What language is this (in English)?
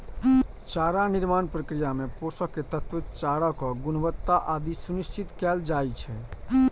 Maithili